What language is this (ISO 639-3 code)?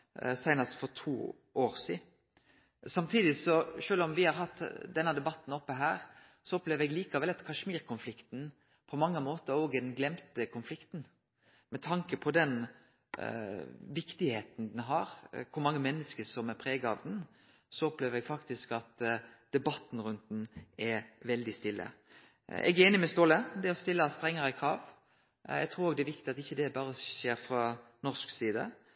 nno